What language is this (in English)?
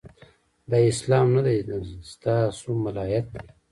Pashto